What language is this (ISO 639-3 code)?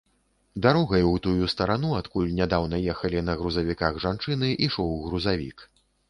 bel